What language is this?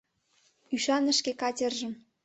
Mari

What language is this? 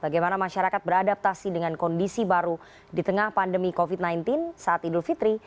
Indonesian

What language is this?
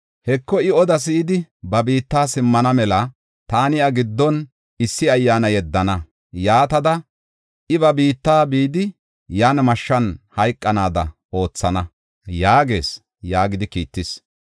Gofa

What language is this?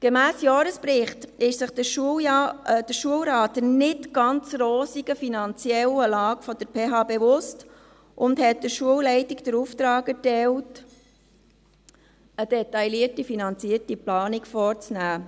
Swiss German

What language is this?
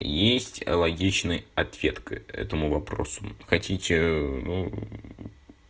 Russian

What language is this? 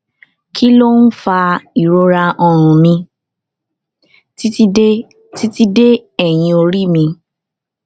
Yoruba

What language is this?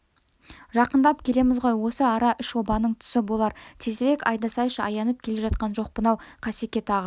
Kazakh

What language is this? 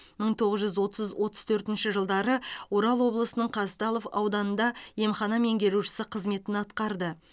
Kazakh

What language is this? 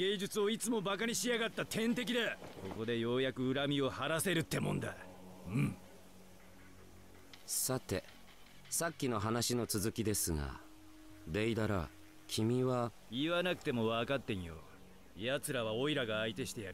Japanese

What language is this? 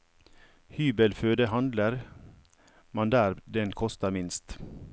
Norwegian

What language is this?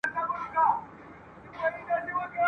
Pashto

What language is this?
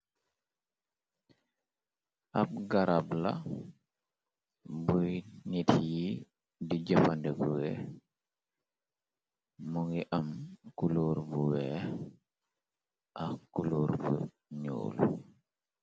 Wolof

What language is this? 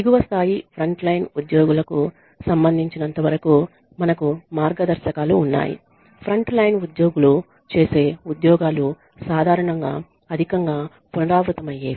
Telugu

